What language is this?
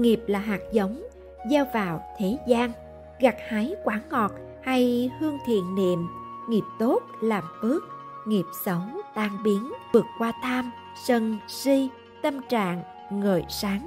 Vietnamese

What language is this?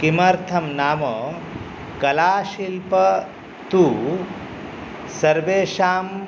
Sanskrit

